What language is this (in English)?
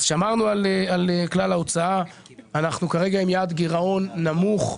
Hebrew